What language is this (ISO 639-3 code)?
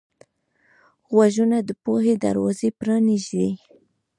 pus